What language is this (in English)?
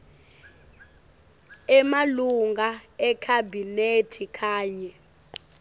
Swati